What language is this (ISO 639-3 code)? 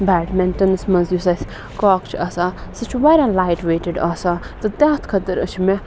kas